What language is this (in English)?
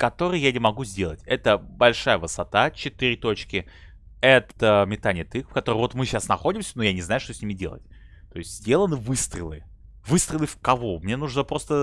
Russian